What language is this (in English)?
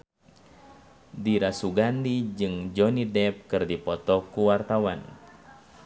Sundanese